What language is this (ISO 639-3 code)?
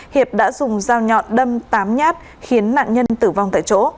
vie